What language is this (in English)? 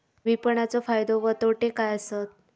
Marathi